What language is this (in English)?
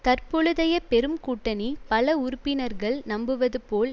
Tamil